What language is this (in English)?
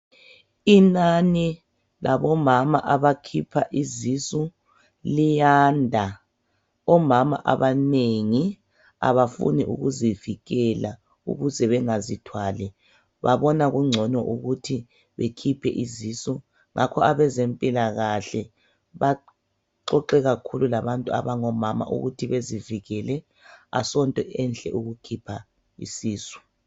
North Ndebele